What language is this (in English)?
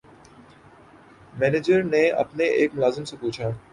Urdu